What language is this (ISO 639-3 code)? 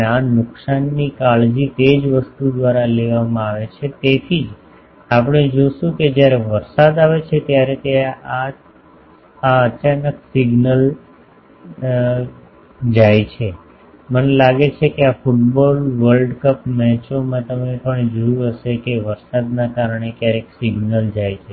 guj